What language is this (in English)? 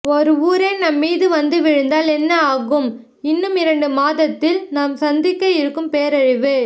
Tamil